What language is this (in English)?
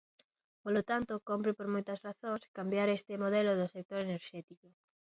Galician